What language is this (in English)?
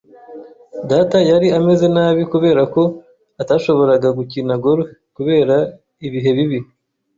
Kinyarwanda